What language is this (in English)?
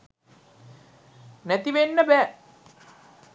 Sinhala